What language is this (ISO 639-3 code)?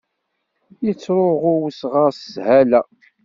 kab